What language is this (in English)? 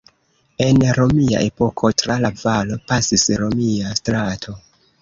Esperanto